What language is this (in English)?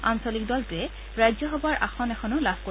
Assamese